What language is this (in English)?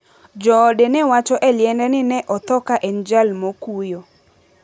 Luo (Kenya and Tanzania)